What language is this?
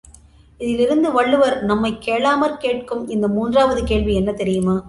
Tamil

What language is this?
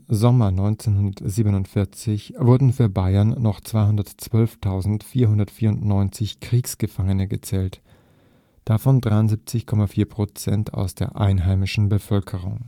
German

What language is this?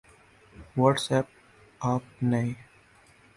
Urdu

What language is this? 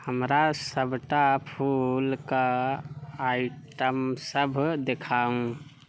Maithili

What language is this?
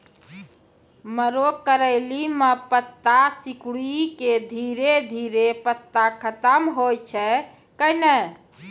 Maithili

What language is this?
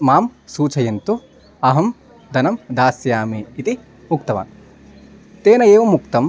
Sanskrit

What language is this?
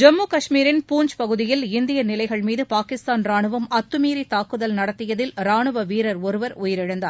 Tamil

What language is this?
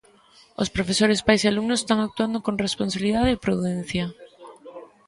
Galician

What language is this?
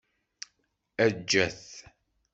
Kabyle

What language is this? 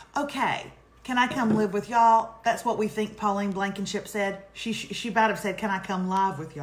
English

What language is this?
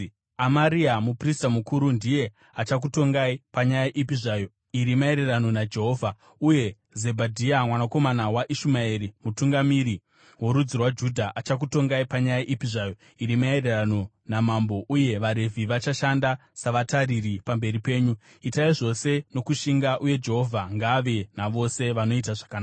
Shona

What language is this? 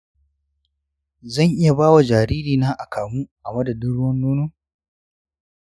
Hausa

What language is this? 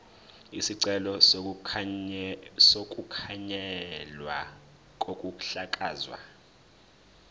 Zulu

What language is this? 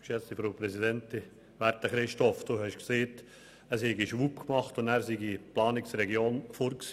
Swiss German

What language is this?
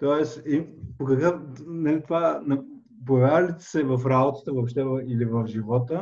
Bulgarian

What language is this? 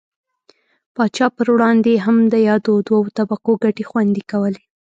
Pashto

